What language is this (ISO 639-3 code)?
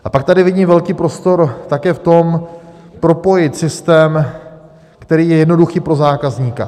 ces